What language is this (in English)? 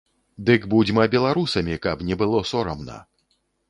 Belarusian